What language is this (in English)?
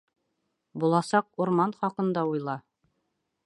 Bashkir